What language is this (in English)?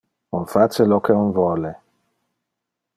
Interlingua